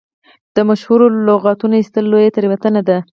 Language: Pashto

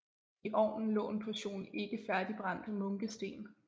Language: Danish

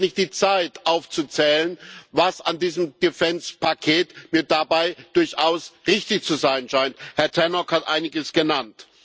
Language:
German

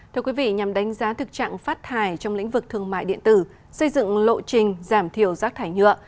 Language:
Vietnamese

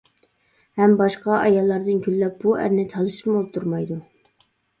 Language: Uyghur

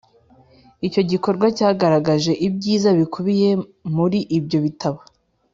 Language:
Kinyarwanda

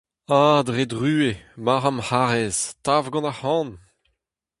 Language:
Breton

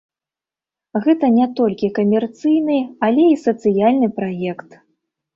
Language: Belarusian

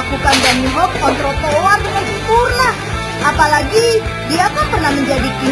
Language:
Indonesian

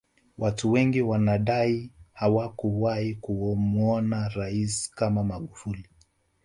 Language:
Swahili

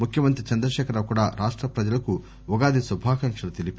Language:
Telugu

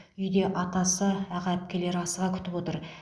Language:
Kazakh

